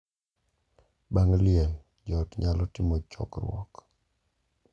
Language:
Luo (Kenya and Tanzania)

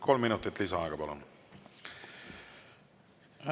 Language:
Estonian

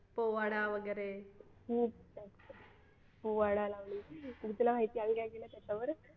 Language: Marathi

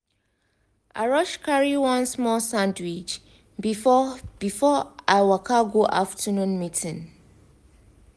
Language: Nigerian Pidgin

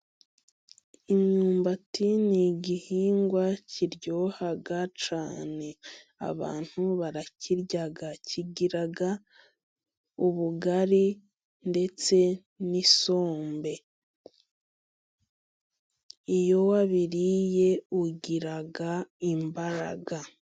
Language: Kinyarwanda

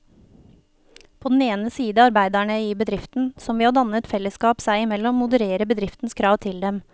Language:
Norwegian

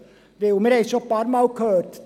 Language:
Swiss German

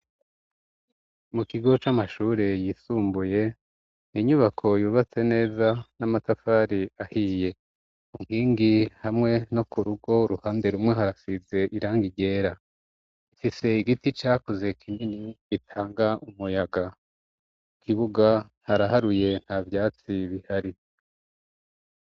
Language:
Rundi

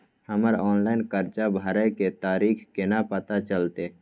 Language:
Maithili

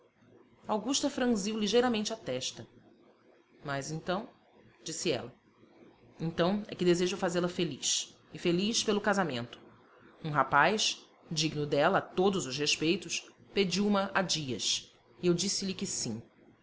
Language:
Portuguese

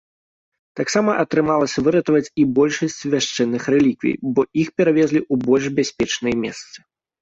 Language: Belarusian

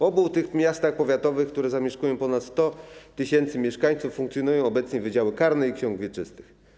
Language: Polish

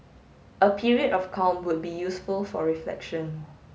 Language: English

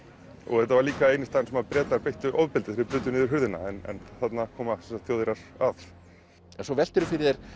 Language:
Icelandic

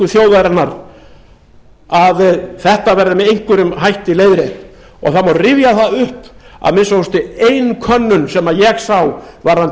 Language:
Icelandic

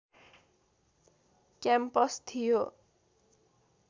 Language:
Nepali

